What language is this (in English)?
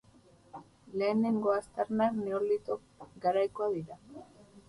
Basque